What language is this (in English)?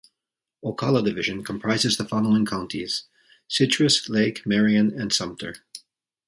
English